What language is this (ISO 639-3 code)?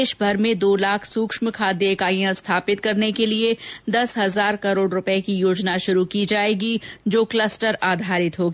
hin